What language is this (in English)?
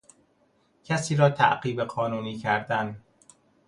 Persian